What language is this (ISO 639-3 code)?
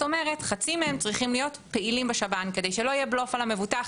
heb